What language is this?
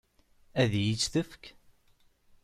Kabyle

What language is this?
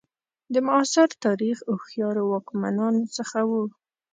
Pashto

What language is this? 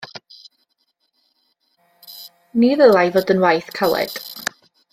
Welsh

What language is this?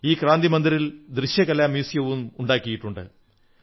Malayalam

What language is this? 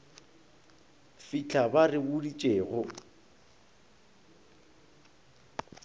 Northern Sotho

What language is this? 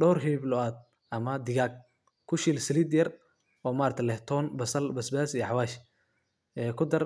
Somali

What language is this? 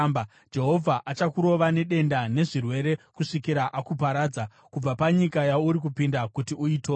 Shona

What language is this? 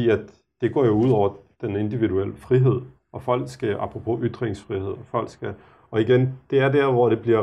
Danish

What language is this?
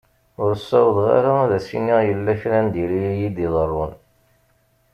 Kabyle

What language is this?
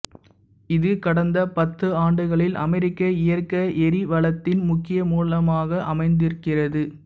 Tamil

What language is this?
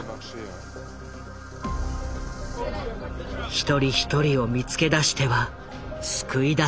Japanese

